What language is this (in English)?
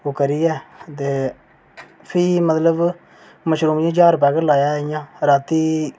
Dogri